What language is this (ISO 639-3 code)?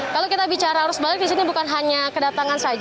ind